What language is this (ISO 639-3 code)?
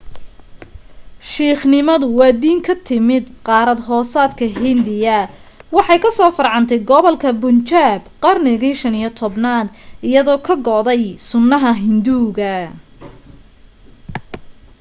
som